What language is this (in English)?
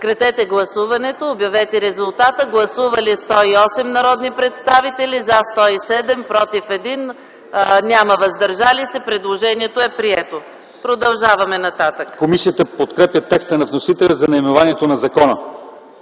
Bulgarian